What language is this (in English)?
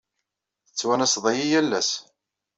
Kabyle